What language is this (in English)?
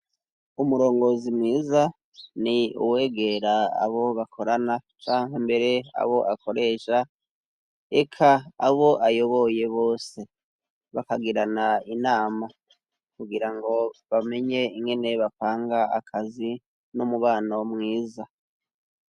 Rundi